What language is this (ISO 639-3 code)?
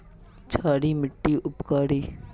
mag